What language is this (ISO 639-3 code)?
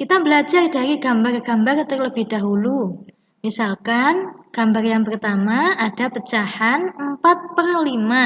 ind